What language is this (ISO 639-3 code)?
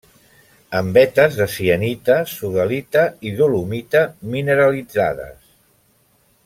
cat